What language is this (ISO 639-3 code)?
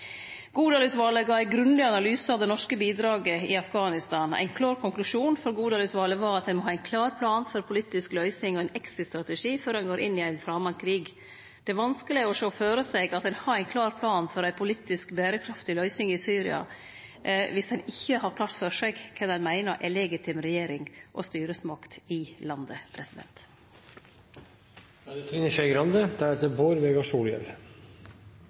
nno